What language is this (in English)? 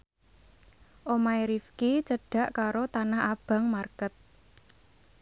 Javanese